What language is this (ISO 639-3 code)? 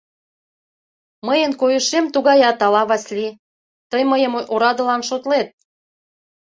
chm